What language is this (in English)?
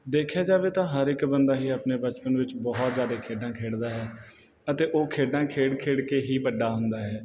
Punjabi